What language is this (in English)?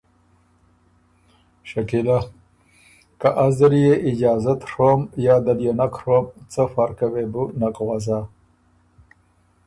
Ormuri